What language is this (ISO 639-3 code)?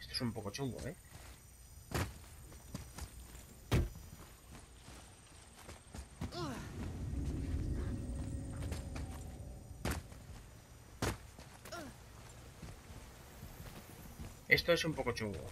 spa